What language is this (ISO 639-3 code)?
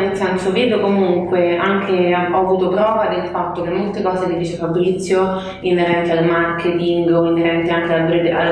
ita